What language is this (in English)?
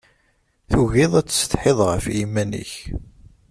Kabyle